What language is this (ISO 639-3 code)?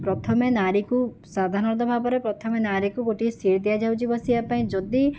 ori